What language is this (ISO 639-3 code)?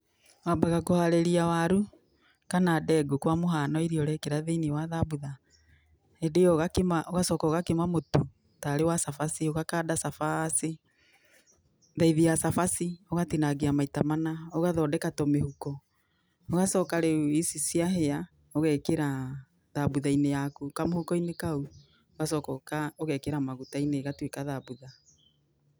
kik